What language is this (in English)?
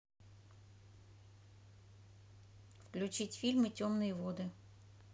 Russian